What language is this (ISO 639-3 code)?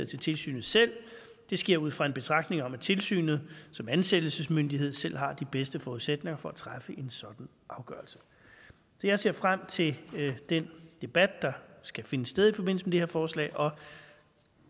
dan